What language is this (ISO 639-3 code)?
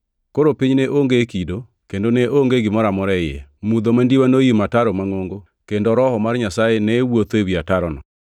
luo